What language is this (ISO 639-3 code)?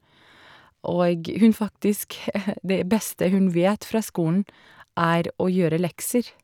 nor